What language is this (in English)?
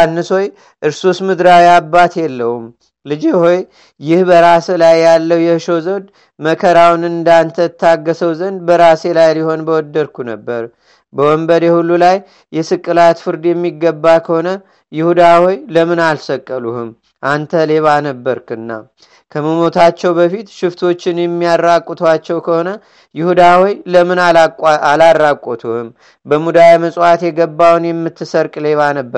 Amharic